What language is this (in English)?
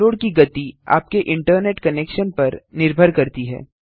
Hindi